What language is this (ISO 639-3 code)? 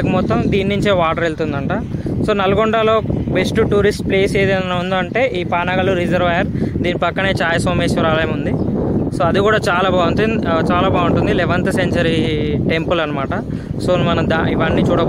eng